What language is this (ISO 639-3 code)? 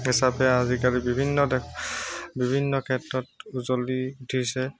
asm